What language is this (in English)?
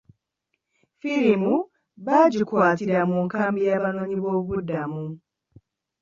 Ganda